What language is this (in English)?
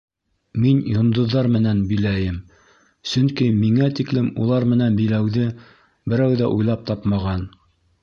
Bashkir